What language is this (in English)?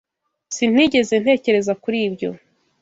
Kinyarwanda